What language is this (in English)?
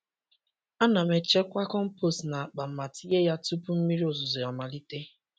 Igbo